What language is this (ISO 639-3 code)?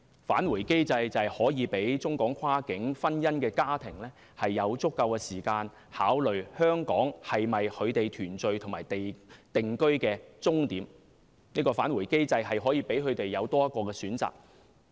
yue